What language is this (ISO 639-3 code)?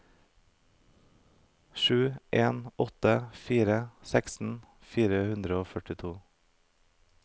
nor